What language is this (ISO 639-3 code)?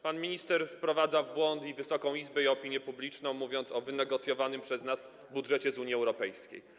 pol